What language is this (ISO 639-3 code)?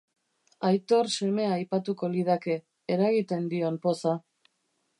eus